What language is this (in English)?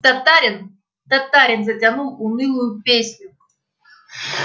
Russian